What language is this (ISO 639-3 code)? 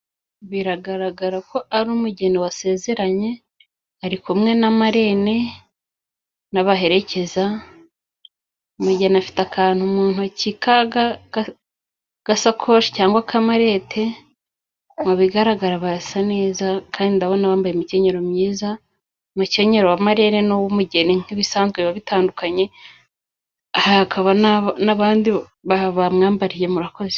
kin